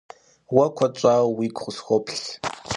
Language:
Kabardian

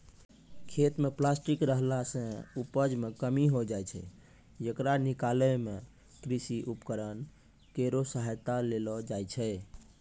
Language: Maithili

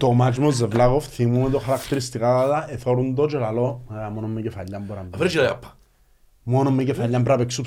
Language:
Greek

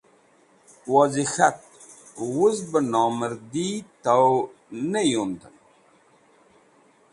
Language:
Wakhi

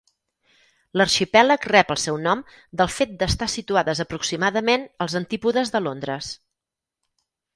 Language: Catalan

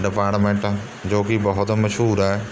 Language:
Punjabi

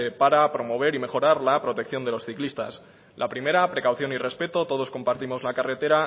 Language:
Spanish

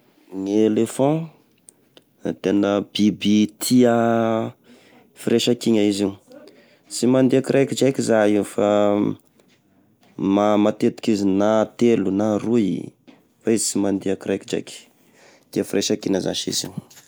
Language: Tesaka Malagasy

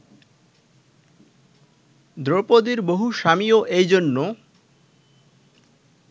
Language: Bangla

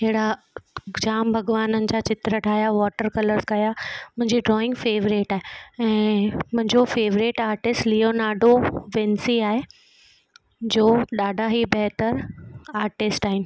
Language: Sindhi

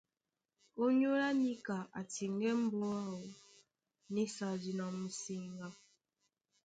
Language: Duala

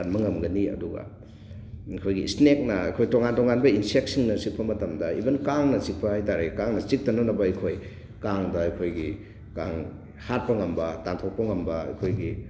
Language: Manipuri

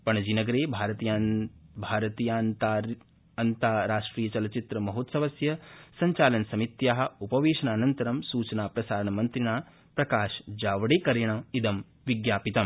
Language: Sanskrit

